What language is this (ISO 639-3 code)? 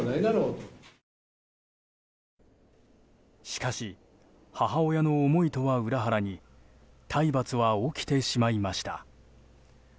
jpn